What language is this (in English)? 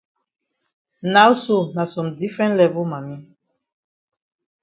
Cameroon Pidgin